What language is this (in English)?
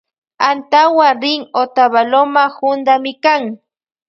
Loja Highland Quichua